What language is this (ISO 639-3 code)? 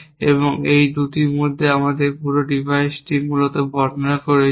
ben